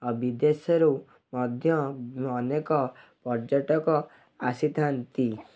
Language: Odia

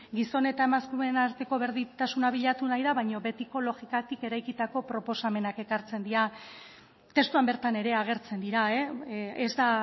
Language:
Basque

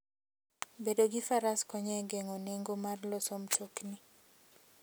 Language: Luo (Kenya and Tanzania)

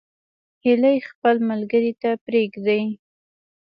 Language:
Pashto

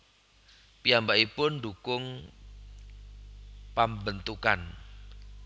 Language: Javanese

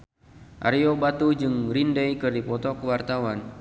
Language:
Sundanese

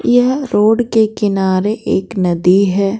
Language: Hindi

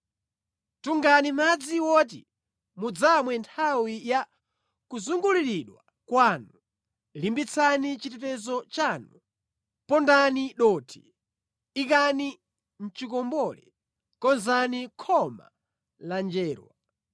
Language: Nyanja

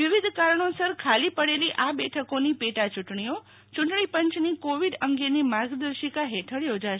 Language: Gujarati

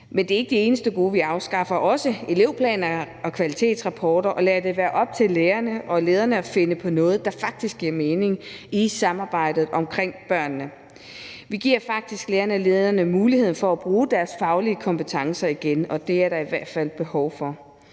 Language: Danish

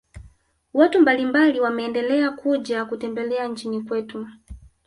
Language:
Swahili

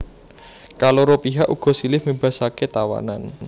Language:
Javanese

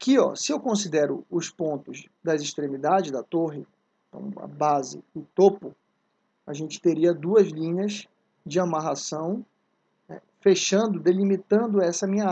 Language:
Portuguese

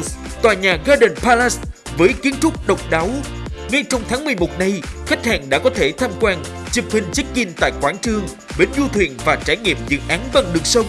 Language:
Vietnamese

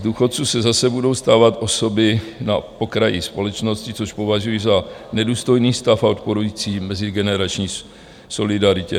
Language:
Czech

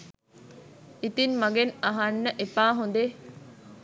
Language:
Sinhala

